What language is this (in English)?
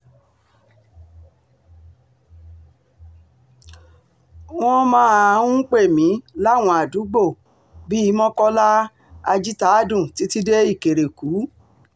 Yoruba